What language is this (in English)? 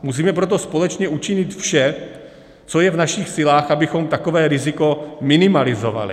Czech